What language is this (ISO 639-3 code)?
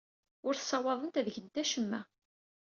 kab